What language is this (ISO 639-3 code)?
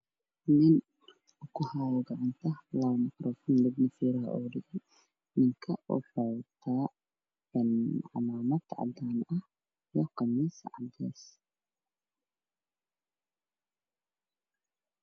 som